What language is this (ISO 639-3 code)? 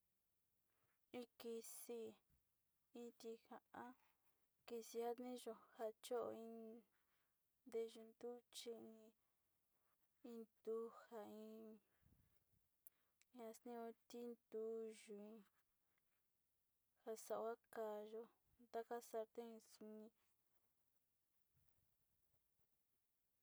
xti